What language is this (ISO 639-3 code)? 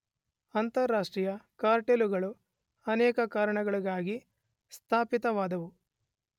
kan